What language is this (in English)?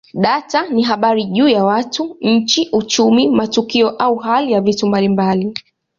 Swahili